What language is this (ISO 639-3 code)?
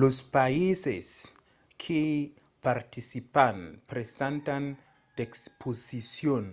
oci